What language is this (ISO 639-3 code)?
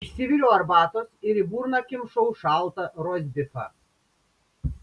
lit